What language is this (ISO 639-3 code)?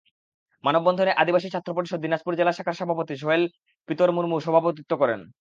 ben